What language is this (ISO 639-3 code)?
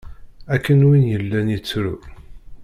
kab